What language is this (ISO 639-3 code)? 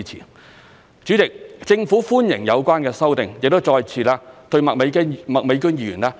yue